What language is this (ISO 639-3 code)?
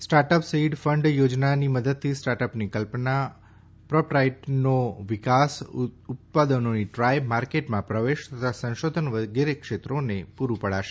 guj